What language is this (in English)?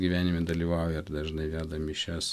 Lithuanian